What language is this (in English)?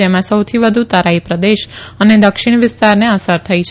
Gujarati